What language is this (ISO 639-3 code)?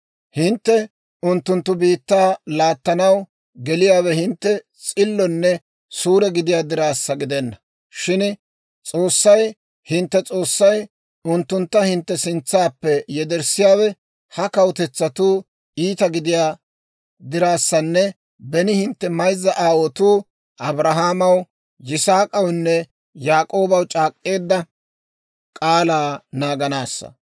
dwr